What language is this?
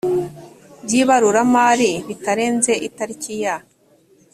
Kinyarwanda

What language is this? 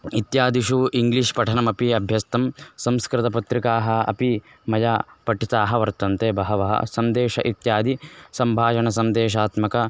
Sanskrit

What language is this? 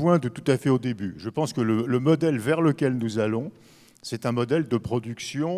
French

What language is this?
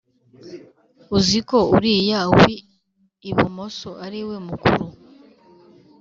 Kinyarwanda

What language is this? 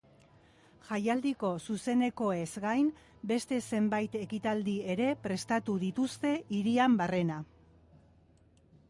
Basque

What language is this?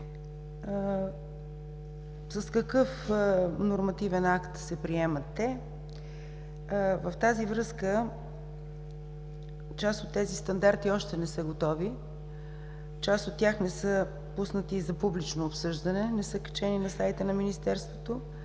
Bulgarian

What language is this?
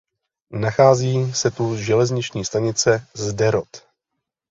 Czech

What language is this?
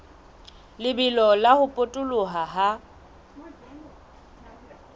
Southern Sotho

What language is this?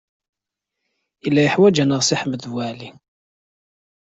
Kabyle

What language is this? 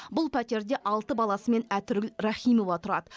Kazakh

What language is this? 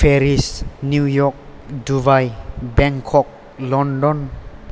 Bodo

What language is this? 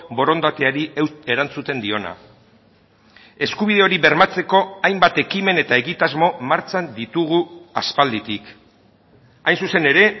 Basque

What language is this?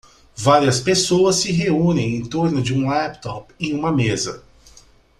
Portuguese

